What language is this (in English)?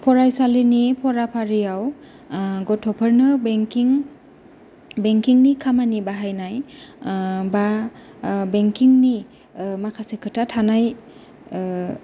Bodo